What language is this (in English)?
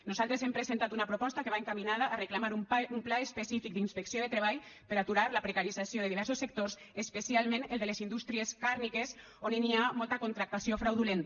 Catalan